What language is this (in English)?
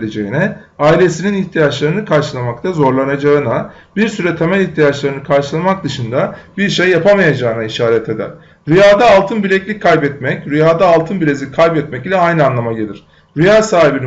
Turkish